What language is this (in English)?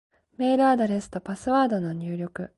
Japanese